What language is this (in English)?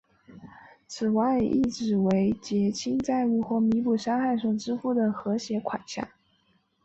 Chinese